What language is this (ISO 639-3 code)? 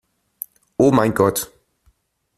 deu